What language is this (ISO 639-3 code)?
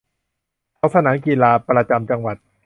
tha